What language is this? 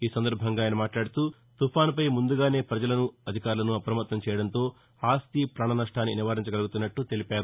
Telugu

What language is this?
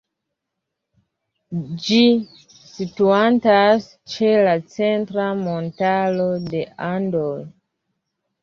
Esperanto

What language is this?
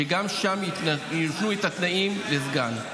Hebrew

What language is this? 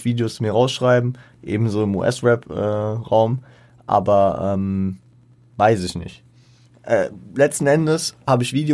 German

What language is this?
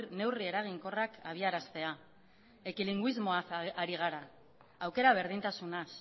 Basque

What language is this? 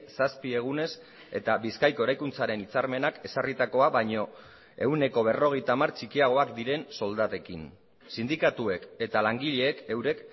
Basque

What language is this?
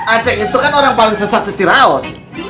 Indonesian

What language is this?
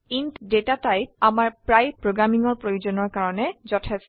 Assamese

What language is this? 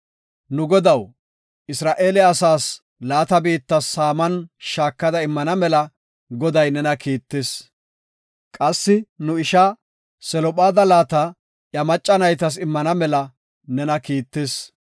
Gofa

